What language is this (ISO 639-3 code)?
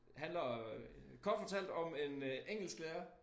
dan